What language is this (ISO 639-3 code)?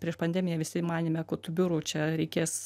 lit